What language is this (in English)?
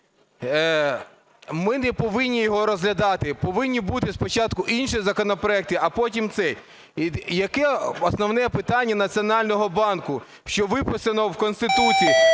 Ukrainian